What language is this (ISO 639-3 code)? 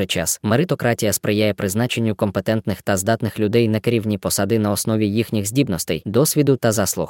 ukr